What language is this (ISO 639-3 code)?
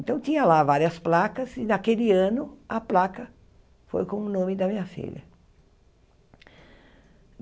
por